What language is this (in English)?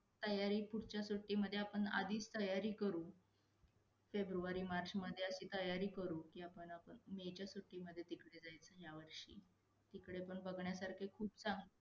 Marathi